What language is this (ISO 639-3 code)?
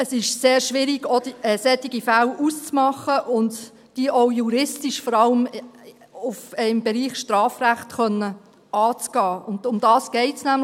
gsw